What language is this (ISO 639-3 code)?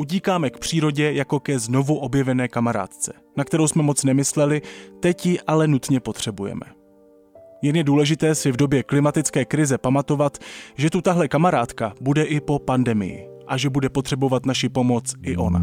ces